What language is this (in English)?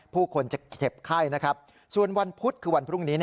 Thai